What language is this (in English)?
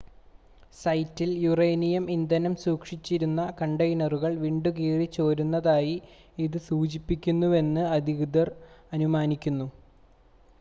Malayalam